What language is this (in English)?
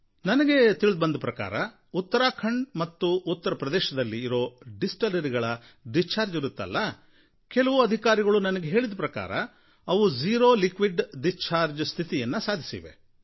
Kannada